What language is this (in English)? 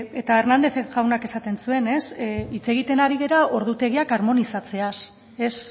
Basque